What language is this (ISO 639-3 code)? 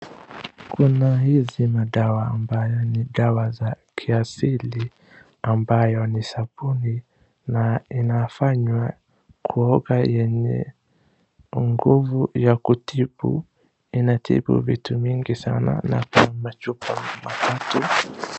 swa